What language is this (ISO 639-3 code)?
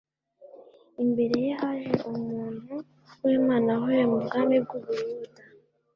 kin